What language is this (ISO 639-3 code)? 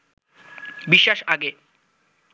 ben